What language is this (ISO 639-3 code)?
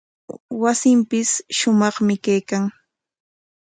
qwa